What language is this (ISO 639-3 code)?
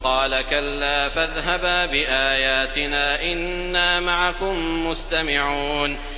ara